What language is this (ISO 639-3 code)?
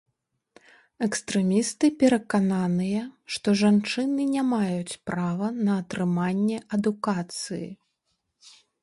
bel